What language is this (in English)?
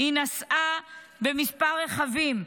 Hebrew